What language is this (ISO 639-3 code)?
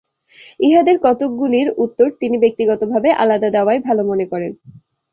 ben